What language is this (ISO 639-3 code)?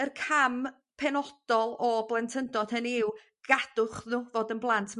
cym